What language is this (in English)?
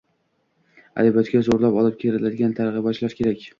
Uzbek